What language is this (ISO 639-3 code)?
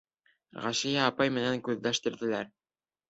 bak